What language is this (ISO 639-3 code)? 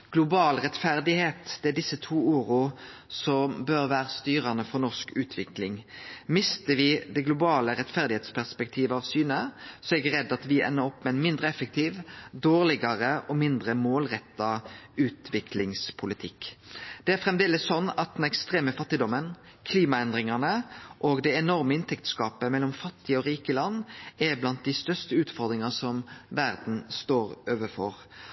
nno